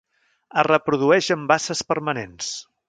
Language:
Catalan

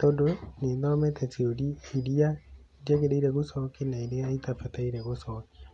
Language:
Kikuyu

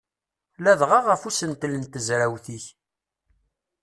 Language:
Kabyle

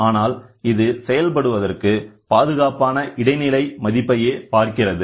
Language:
Tamil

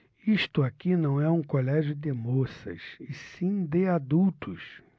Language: Portuguese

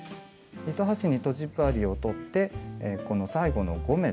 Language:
Japanese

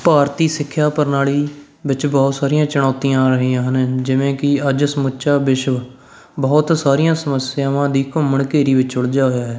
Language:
Punjabi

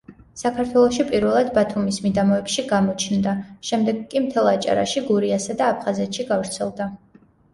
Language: Georgian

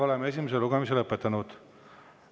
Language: Estonian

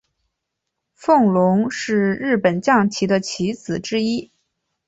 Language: Chinese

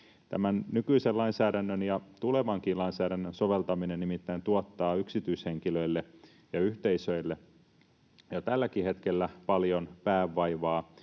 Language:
Finnish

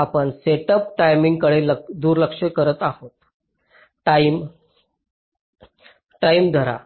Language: Marathi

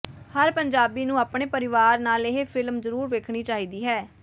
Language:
Punjabi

